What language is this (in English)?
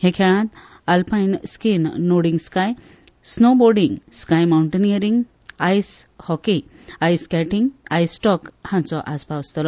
Konkani